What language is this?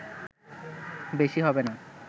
Bangla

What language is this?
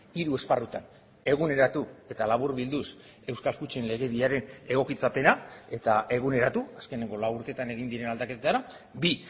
Basque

